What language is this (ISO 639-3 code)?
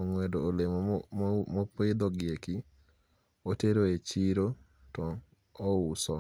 luo